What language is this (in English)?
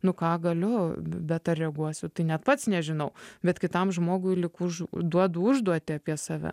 Lithuanian